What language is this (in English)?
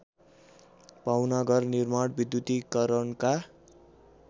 Nepali